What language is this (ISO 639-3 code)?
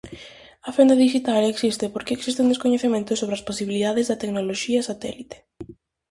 glg